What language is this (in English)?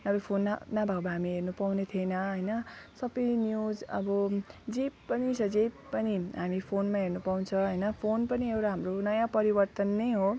Nepali